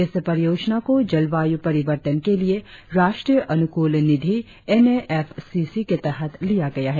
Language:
Hindi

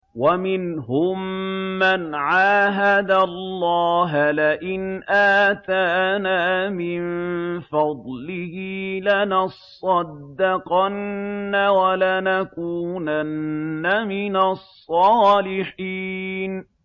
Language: Arabic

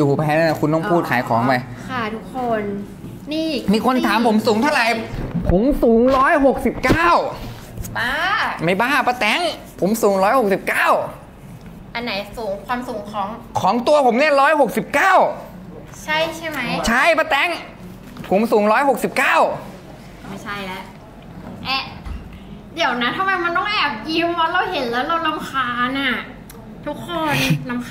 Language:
Thai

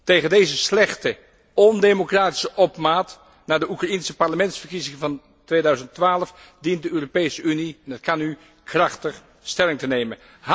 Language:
Dutch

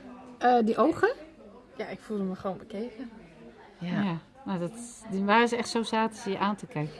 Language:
Dutch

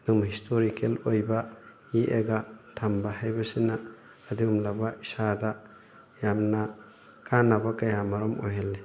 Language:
Manipuri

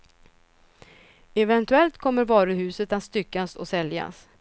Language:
Swedish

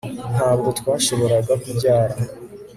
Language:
Kinyarwanda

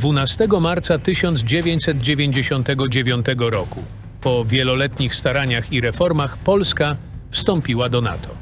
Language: Polish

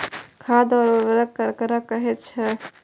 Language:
Maithili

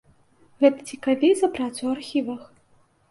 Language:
Belarusian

